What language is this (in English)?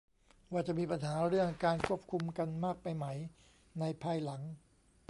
Thai